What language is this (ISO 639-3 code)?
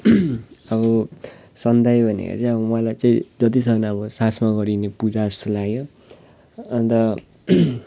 nep